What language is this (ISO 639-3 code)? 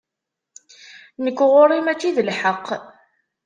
kab